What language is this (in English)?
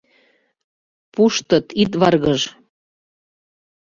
Mari